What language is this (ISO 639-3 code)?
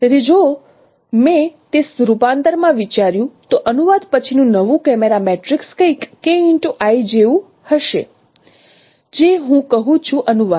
guj